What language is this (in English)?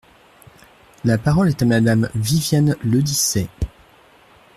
French